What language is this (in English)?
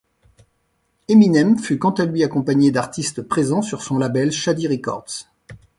French